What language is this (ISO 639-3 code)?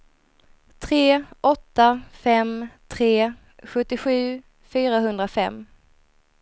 swe